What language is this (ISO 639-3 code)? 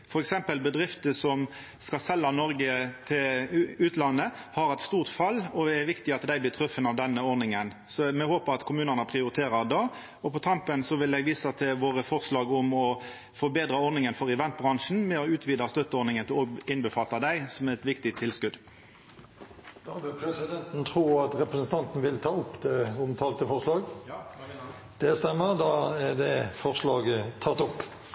nor